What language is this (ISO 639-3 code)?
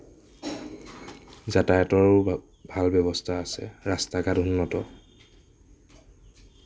asm